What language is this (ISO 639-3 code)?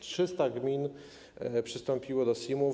pol